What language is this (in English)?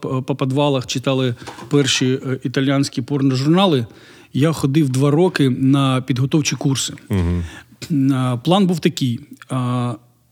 Ukrainian